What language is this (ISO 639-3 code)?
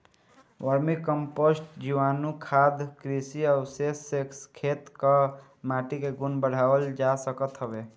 bho